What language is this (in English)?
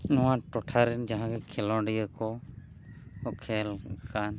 Santali